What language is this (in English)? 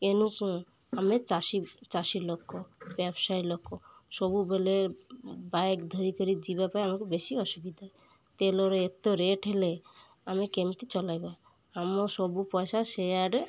Odia